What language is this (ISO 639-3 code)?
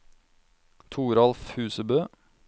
nor